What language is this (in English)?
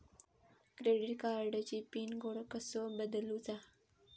Marathi